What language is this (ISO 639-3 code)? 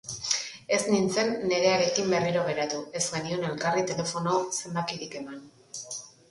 eus